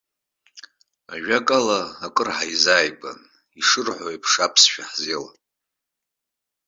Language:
Abkhazian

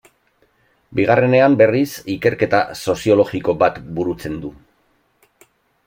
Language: Basque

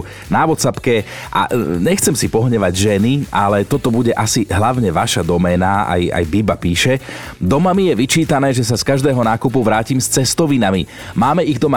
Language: Slovak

